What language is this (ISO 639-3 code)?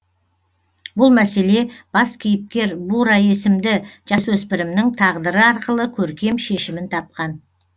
kaz